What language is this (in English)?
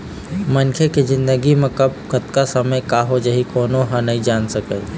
Chhattisgarhi